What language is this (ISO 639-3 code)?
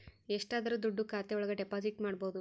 kan